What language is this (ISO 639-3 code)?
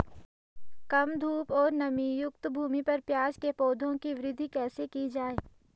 hin